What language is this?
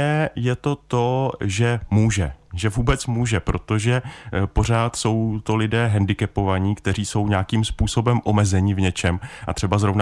Czech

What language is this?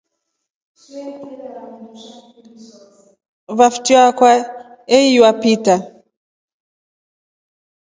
Rombo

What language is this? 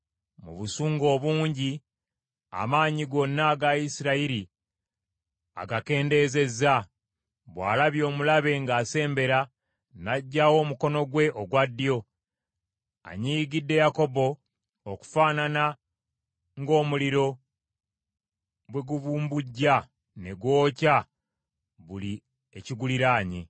Ganda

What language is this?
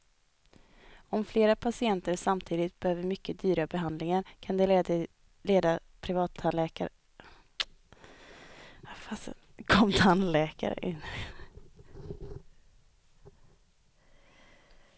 Swedish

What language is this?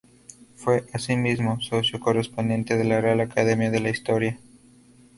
Spanish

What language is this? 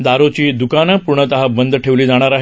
Marathi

